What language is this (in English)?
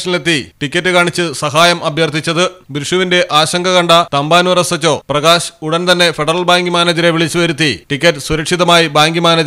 Turkish